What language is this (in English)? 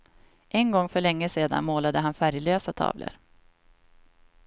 Swedish